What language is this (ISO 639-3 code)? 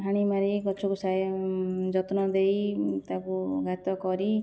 ori